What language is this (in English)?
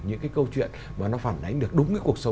Vietnamese